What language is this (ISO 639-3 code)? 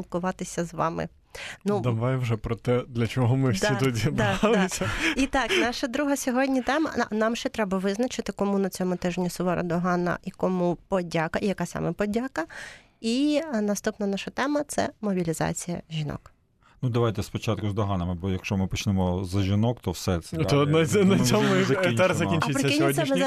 ukr